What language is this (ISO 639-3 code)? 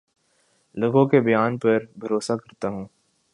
urd